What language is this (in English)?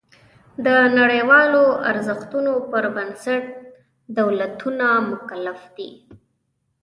Pashto